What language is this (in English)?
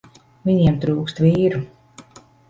Latvian